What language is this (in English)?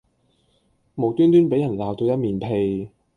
Cantonese